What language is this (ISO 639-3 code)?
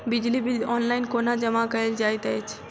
mai